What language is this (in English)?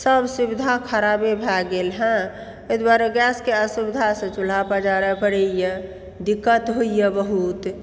Maithili